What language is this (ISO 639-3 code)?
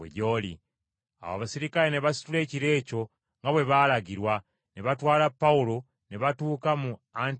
lug